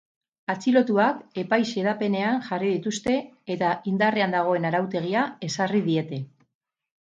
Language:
Basque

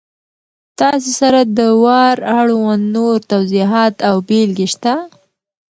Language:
Pashto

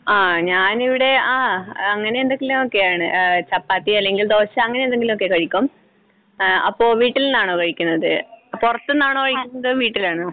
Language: Malayalam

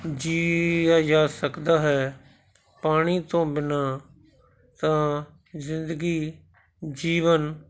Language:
Punjabi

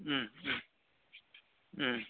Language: Bodo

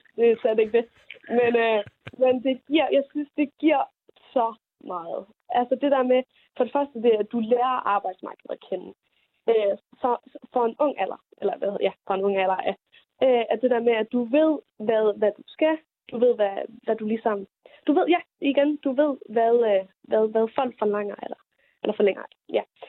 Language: Danish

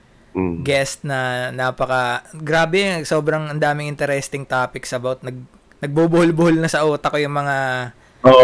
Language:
Filipino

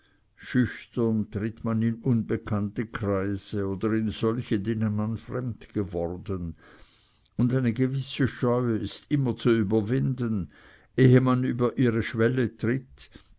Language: German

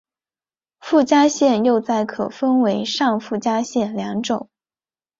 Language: Chinese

